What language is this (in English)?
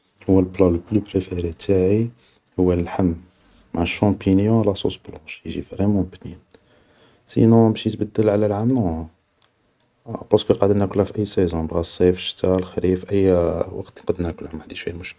Algerian Arabic